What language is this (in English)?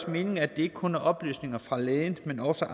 Danish